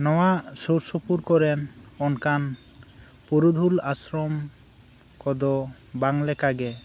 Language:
Santali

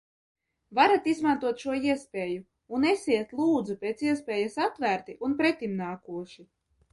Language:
Latvian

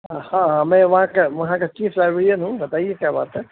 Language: Urdu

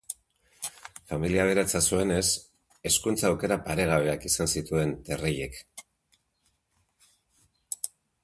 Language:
Basque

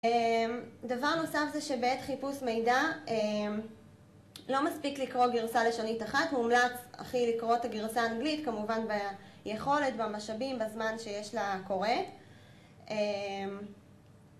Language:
Hebrew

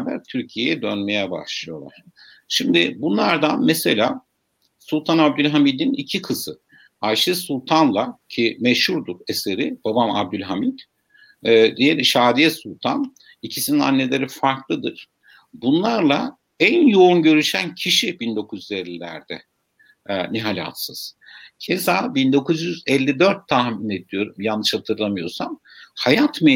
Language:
Turkish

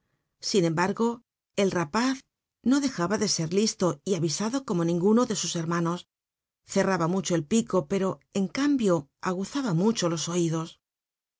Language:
Spanish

